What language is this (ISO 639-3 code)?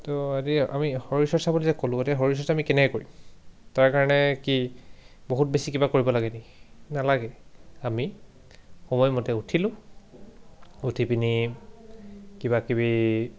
asm